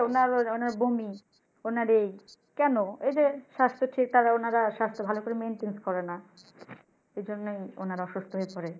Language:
Bangla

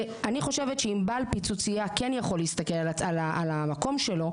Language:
Hebrew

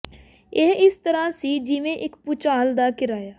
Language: Punjabi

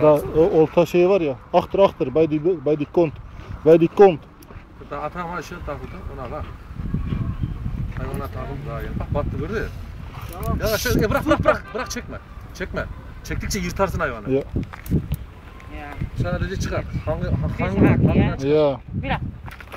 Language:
Turkish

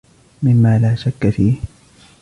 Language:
Arabic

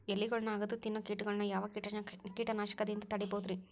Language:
Kannada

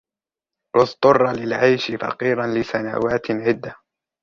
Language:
Arabic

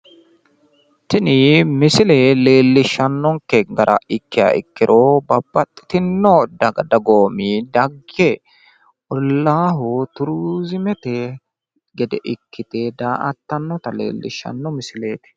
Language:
Sidamo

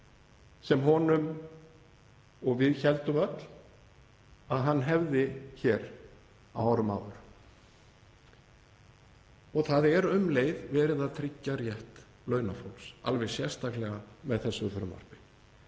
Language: Icelandic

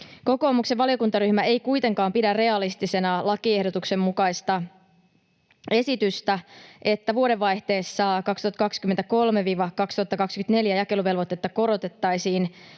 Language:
Finnish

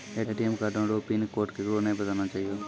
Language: Maithili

